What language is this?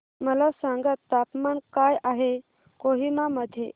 Marathi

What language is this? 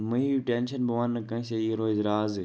Kashmiri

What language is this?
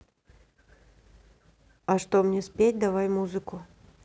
Russian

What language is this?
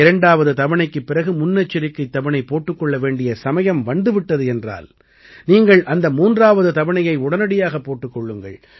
Tamil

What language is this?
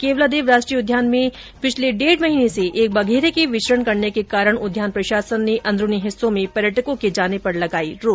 Hindi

